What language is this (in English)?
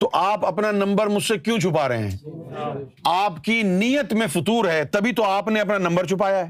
Urdu